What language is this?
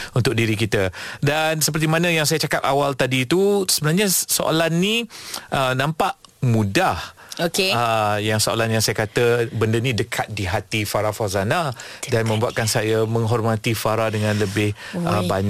Malay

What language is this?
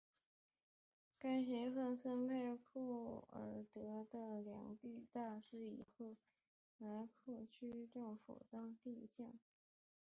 Chinese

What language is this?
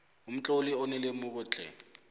South Ndebele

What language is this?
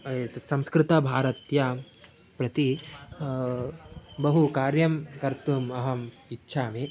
Sanskrit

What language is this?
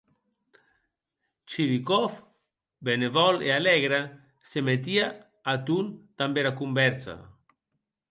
Occitan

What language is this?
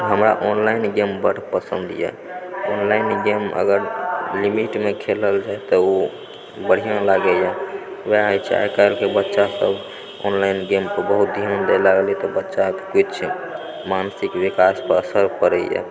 Maithili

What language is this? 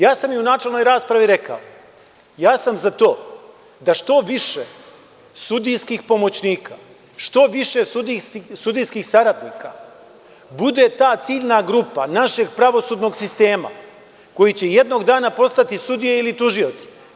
Serbian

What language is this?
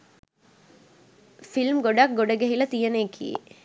Sinhala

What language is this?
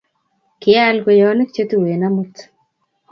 Kalenjin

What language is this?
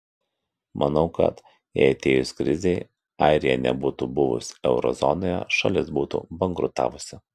Lithuanian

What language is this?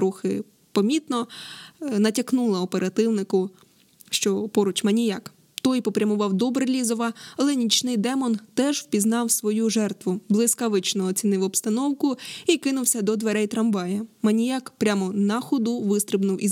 Ukrainian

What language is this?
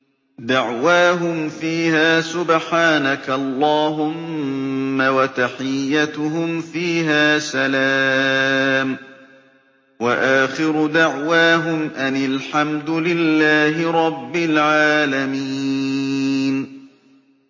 Arabic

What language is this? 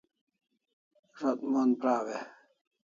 Kalasha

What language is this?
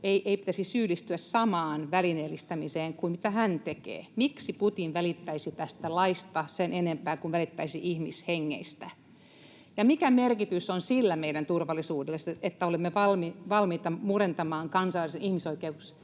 Finnish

